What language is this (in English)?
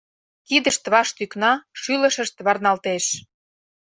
Mari